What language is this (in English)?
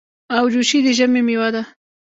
Pashto